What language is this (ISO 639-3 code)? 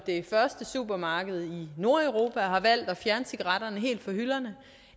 dan